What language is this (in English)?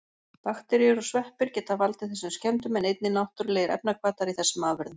Icelandic